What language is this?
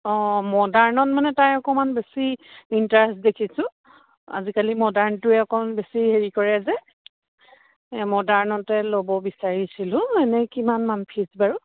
Assamese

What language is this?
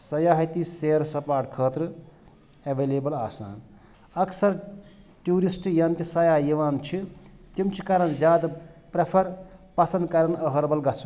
Kashmiri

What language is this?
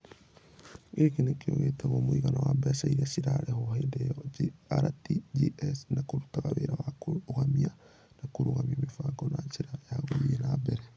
Kikuyu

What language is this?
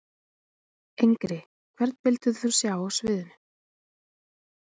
Icelandic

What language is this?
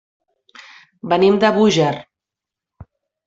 Catalan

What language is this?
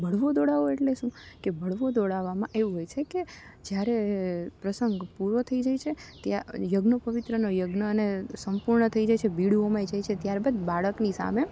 Gujarati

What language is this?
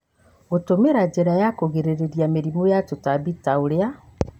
Kikuyu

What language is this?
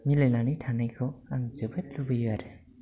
Bodo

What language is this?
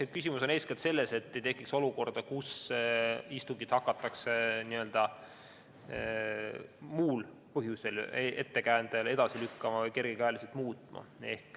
Estonian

